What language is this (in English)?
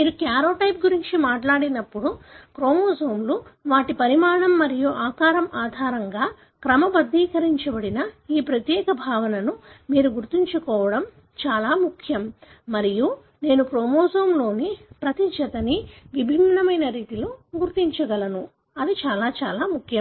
Telugu